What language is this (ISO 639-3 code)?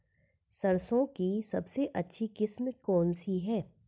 hin